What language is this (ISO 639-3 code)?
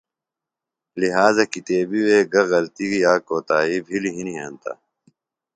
phl